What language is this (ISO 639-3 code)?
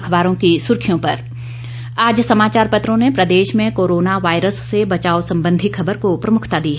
hin